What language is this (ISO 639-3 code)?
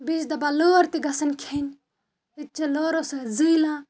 kas